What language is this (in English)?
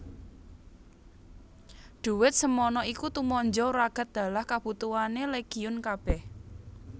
Javanese